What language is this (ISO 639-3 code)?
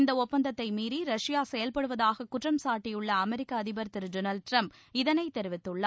tam